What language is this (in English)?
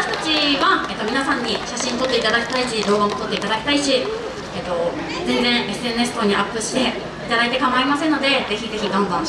Japanese